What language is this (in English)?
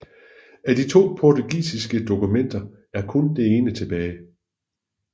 Danish